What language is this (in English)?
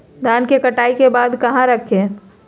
Magahi